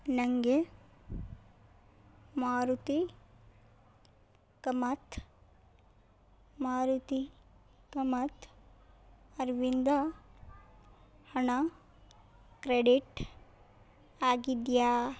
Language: Kannada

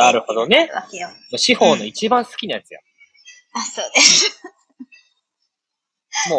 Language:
Japanese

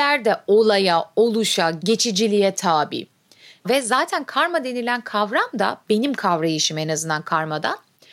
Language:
Turkish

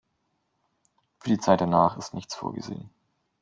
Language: German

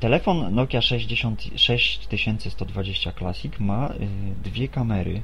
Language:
Polish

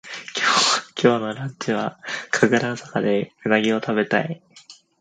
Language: Japanese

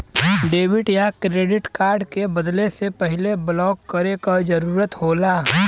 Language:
Bhojpuri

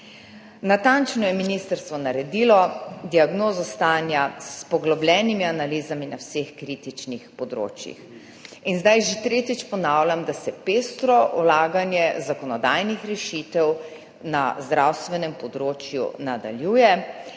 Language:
Slovenian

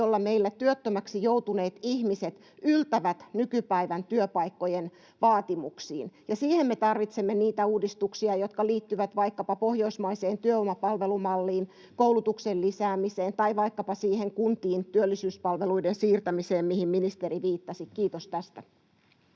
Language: Finnish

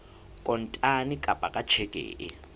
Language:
Southern Sotho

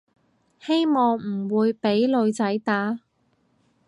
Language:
Cantonese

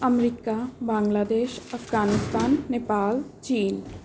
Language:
Punjabi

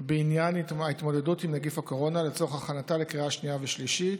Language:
Hebrew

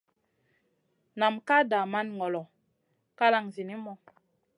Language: Masana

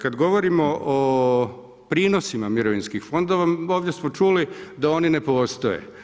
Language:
Croatian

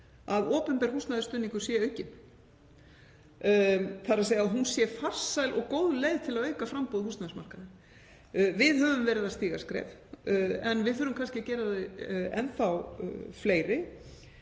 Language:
Icelandic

